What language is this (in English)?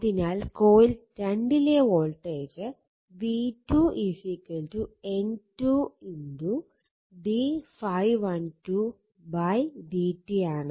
Malayalam